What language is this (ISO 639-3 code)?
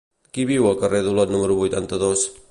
cat